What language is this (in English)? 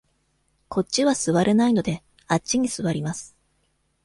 Japanese